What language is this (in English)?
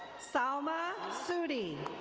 English